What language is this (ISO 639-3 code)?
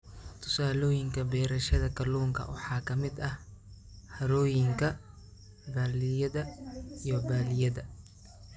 som